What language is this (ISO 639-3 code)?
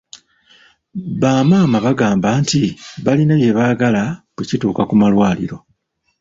lug